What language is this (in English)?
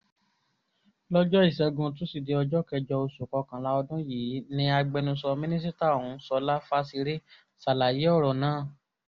Yoruba